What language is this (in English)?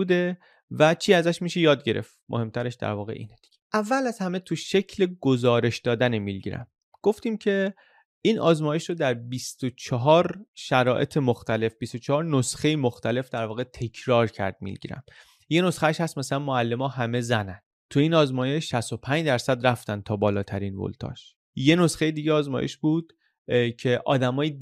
Persian